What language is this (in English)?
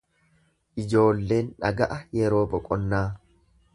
Oromo